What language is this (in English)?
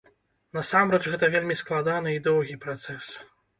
Belarusian